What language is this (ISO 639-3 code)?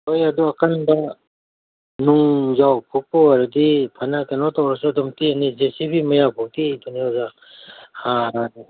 mni